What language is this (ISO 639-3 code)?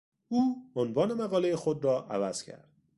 fas